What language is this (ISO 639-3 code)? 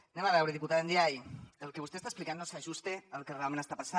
cat